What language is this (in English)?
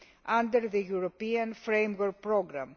English